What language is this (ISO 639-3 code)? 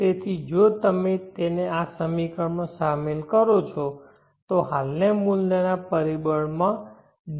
guj